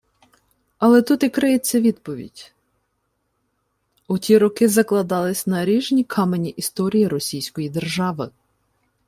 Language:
Ukrainian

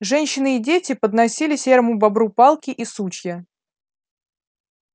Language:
Russian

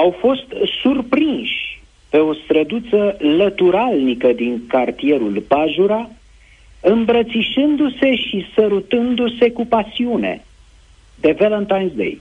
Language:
Romanian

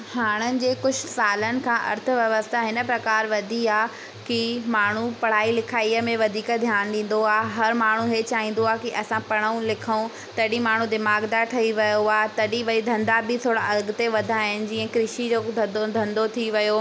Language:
Sindhi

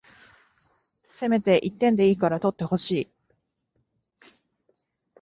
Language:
Japanese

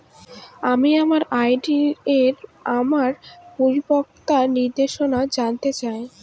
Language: Bangla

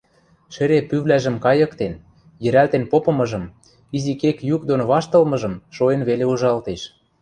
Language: Western Mari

